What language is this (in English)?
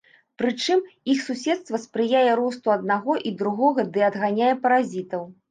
Belarusian